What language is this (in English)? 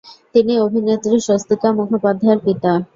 Bangla